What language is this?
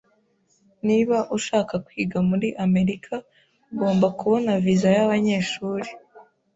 Kinyarwanda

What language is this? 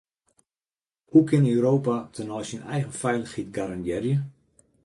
Western Frisian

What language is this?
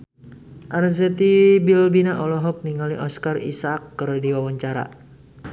Sundanese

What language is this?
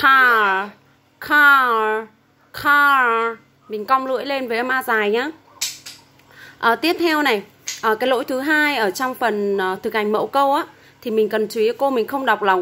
Vietnamese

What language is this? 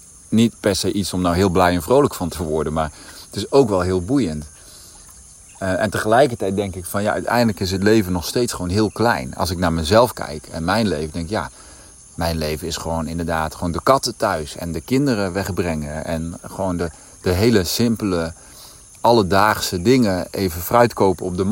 Dutch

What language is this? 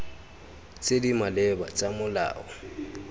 Tswana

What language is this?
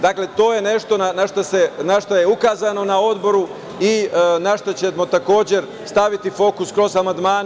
Serbian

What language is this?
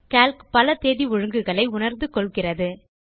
Tamil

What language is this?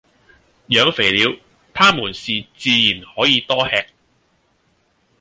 Cantonese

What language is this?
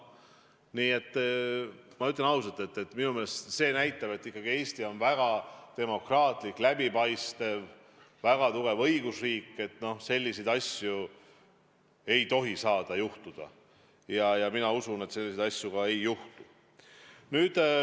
Estonian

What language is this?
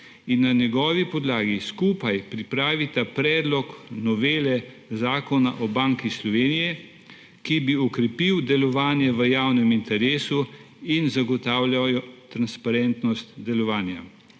Slovenian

